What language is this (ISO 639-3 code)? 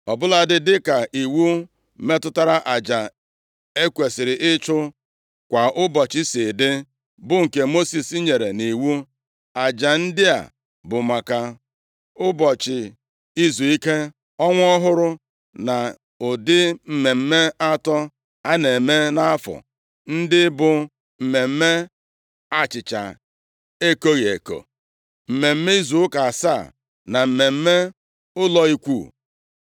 ibo